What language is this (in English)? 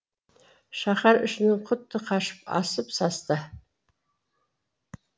Kazakh